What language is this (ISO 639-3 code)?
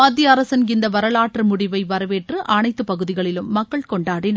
tam